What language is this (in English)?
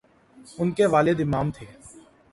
Urdu